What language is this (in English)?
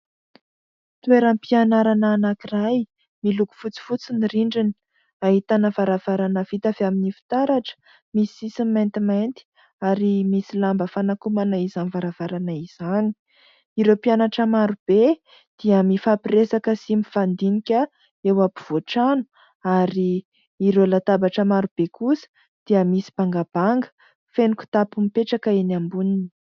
Malagasy